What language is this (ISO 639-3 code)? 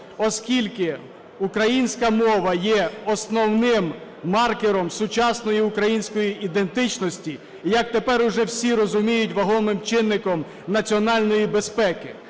ukr